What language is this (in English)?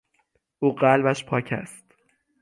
Persian